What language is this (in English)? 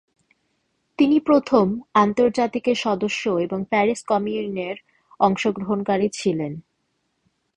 Bangla